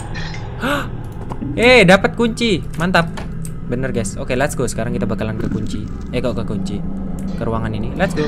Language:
Indonesian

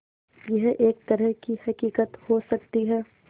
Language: Hindi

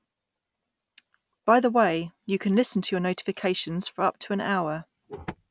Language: English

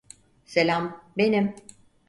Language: Turkish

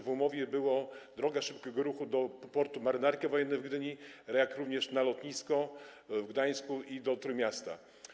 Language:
Polish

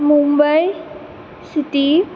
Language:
Konkani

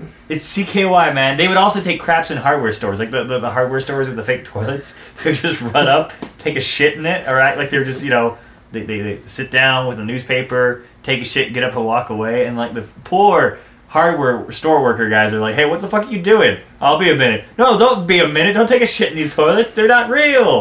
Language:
English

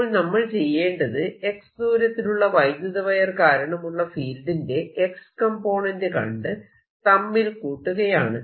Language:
Malayalam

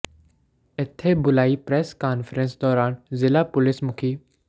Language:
Punjabi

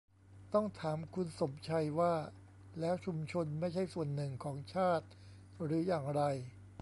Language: Thai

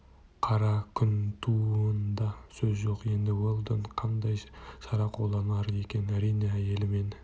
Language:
Kazakh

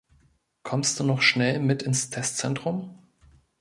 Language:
German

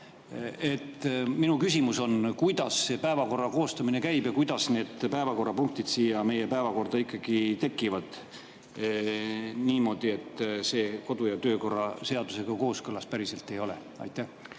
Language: Estonian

